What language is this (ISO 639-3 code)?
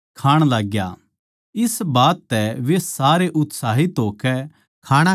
bgc